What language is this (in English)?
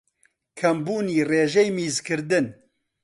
Central Kurdish